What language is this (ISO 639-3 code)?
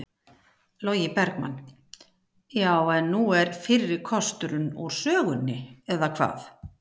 isl